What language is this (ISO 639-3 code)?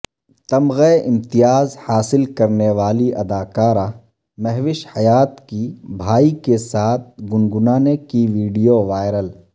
urd